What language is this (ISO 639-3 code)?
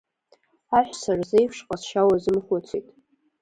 abk